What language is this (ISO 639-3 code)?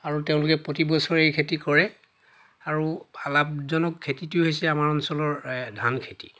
asm